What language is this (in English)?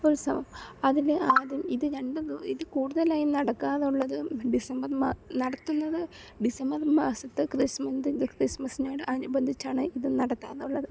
Malayalam